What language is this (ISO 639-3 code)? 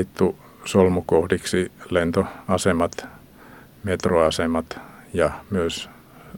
fin